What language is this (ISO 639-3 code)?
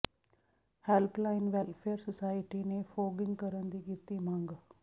pan